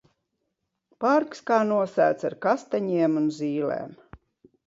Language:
Latvian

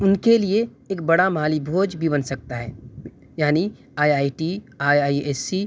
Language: Urdu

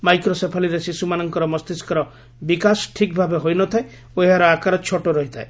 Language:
Odia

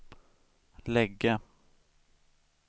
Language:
Swedish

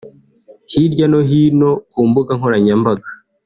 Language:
Kinyarwanda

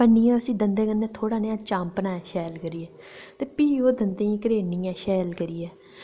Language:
Dogri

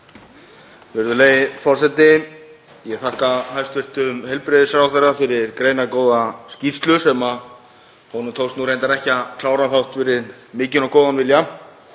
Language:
Icelandic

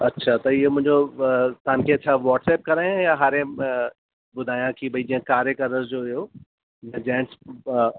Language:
Sindhi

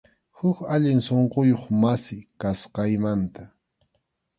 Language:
Arequipa-La Unión Quechua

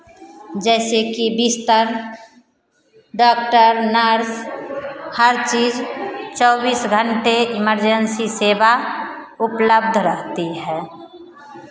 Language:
Hindi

